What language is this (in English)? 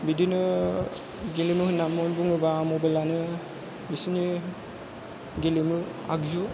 Bodo